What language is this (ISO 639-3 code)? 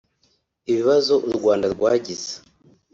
kin